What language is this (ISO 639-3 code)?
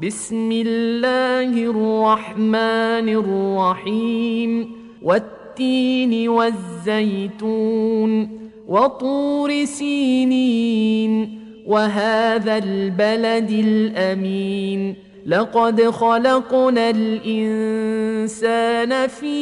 ara